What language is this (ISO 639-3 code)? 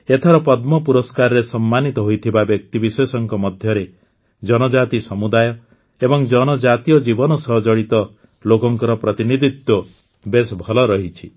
ori